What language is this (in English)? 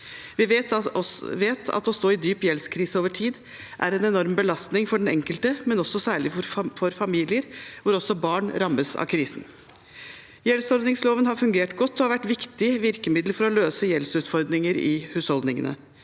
Norwegian